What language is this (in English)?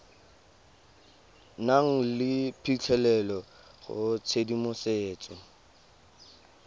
Tswana